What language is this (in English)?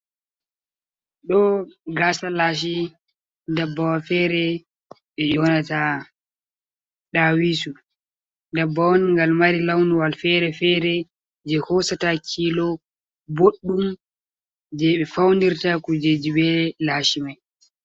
Fula